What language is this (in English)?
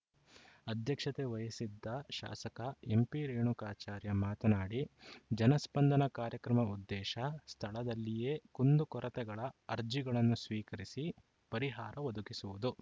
Kannada